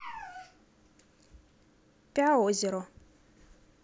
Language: Russian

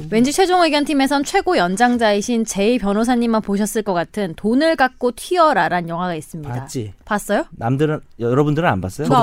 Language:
Korean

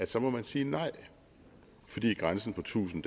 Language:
Danish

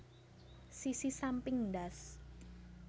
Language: Javanese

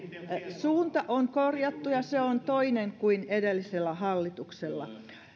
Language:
Finnish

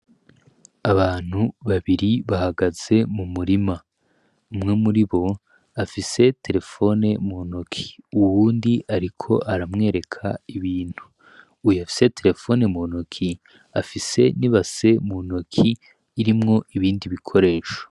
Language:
Rundi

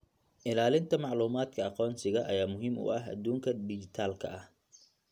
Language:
Somali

